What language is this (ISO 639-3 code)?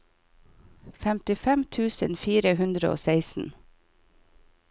nor